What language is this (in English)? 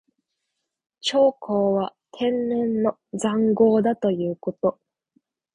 Japanese